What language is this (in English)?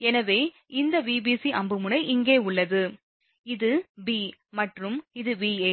Tamil